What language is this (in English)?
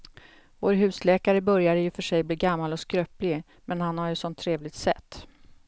Swedish